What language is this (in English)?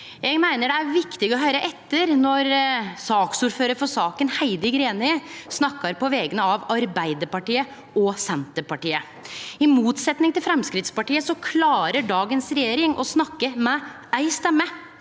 Norwegian